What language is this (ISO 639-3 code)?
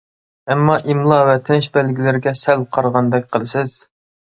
uig